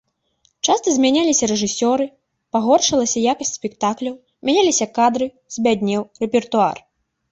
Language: Belarusian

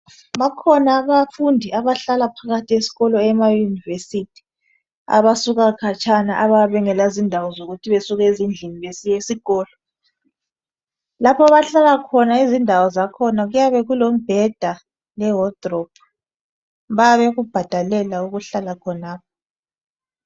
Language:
North Ndebele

